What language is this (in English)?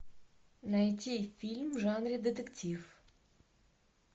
Russian